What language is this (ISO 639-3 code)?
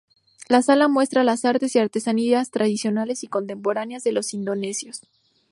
spa